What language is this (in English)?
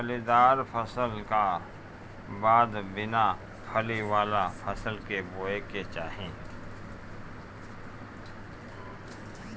Bhojpuri